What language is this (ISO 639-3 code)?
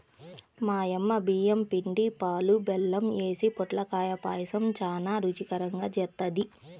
tel